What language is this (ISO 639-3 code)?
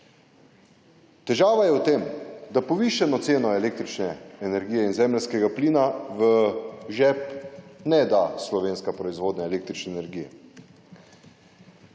slv